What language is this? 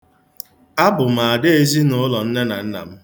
Igbo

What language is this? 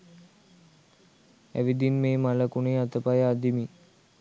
Sinhala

